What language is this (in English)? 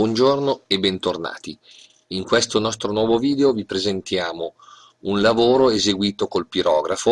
Italian